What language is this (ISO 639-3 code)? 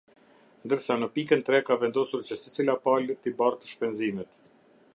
sqi